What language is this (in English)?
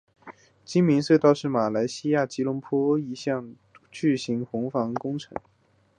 Chinese